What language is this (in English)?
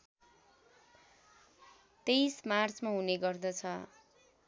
Nepali